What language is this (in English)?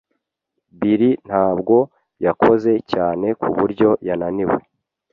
Kinyarwanda